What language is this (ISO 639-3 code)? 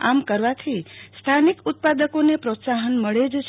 guj